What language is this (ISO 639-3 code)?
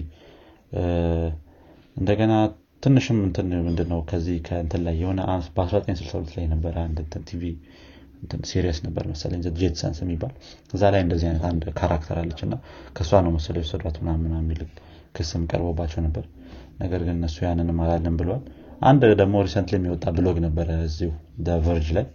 amh